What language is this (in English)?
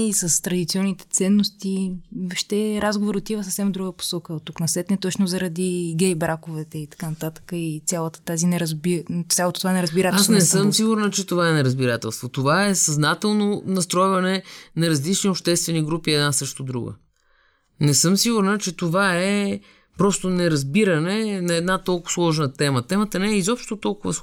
Bulgarian